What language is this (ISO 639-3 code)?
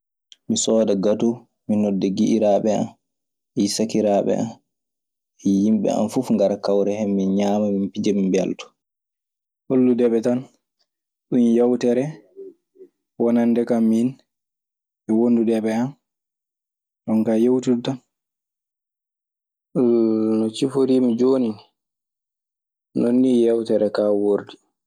ffm